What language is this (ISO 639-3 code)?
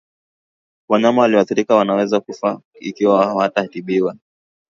swa